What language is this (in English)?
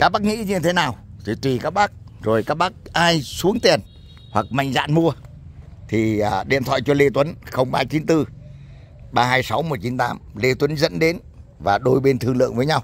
Vietnamese